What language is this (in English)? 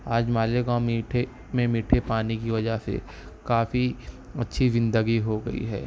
Urdu